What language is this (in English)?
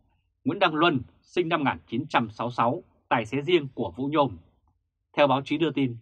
Vietnamese